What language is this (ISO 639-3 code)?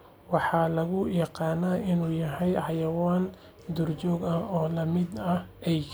som